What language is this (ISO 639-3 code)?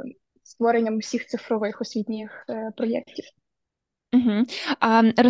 ukr